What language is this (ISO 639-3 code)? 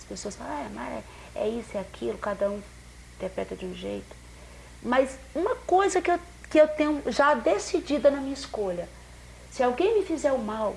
por